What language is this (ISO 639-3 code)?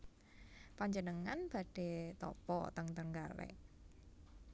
jav